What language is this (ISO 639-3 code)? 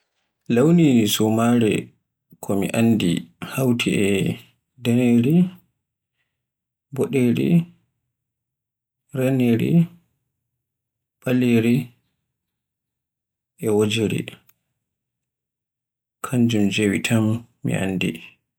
fue